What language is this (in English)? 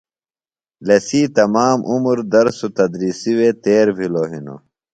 Phalura